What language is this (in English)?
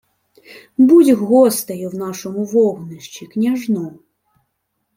Ukrainian